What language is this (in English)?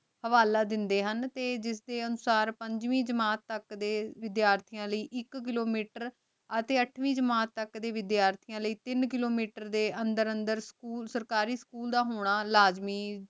Punjabi